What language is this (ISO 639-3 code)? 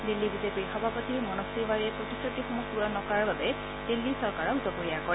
asm